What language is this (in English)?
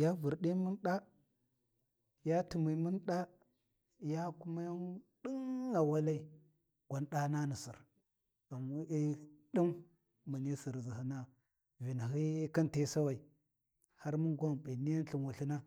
Warji